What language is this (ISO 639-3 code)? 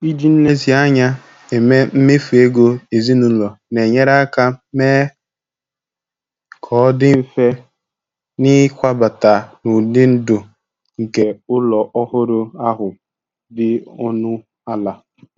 ibo